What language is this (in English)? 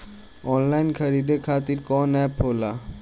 Bhojpuri